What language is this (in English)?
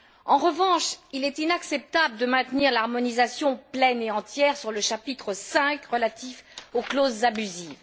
French